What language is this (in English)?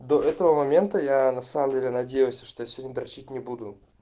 Russian